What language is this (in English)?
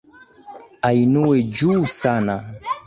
Swahili